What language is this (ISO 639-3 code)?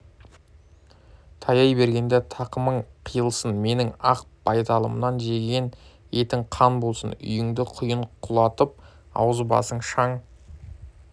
kaz